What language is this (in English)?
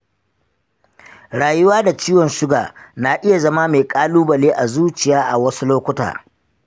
Hausa